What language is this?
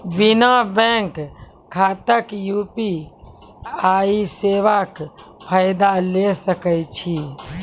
Maithili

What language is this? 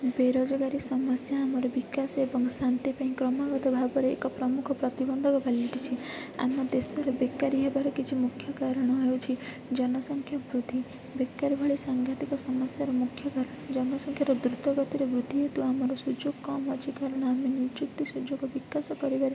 Odia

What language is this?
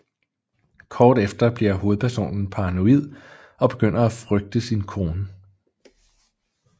Danish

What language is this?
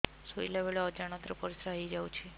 Odia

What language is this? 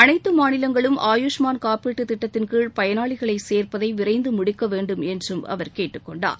Tamil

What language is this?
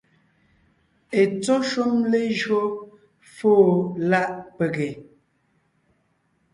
Ngiemboon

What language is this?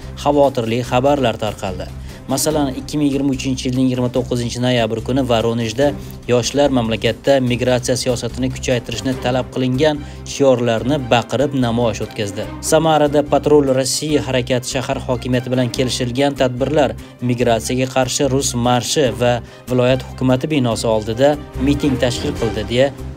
Turkish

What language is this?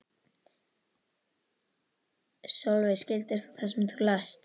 Icelandic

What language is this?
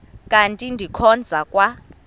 Xhosa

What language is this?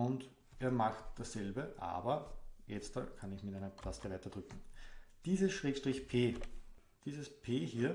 German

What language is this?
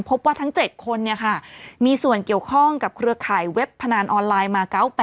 Thai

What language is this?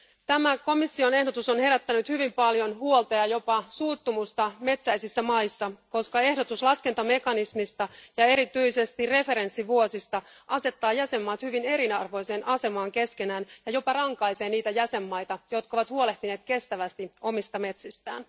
Finnish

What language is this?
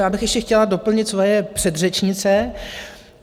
Czech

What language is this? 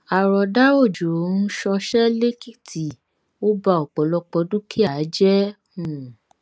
Yoruba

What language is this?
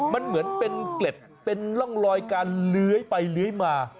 Thai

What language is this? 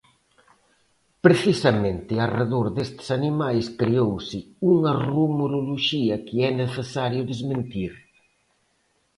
Galician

